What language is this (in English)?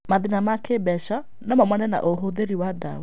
Kikuyu